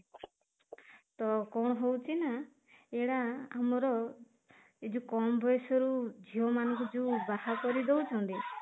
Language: Odia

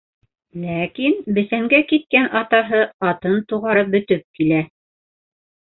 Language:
Bashkir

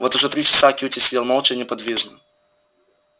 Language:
Russian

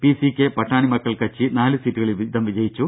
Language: Malayalam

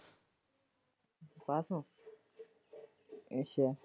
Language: Punjabi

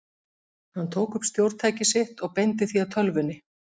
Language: Icelandic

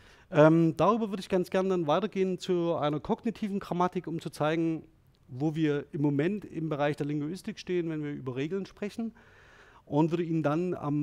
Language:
German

